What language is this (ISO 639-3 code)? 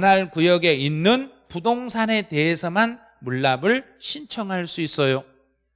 kor